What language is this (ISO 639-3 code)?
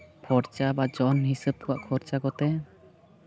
sat